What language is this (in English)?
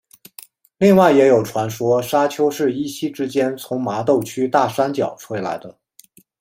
Chinese